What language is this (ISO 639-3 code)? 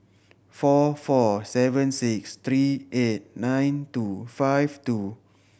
eng